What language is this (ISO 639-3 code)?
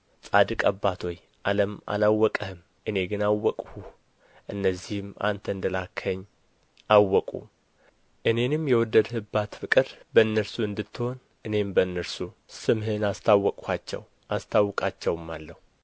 amh